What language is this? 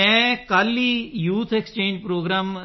Punjabi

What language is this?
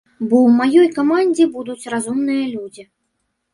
Belarusian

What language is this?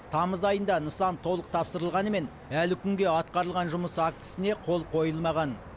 Kazakh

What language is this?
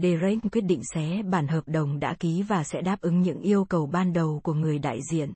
Vietnamese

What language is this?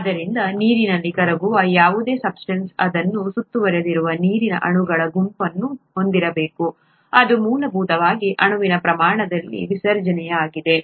Kannada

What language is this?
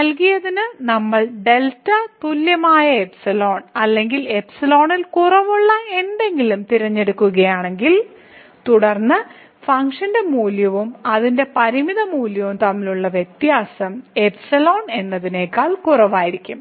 Malayalam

